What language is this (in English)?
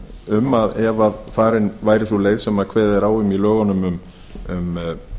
Icelandic